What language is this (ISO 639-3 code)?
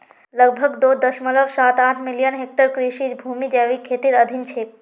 mag